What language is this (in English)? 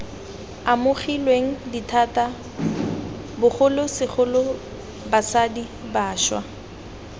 Tswana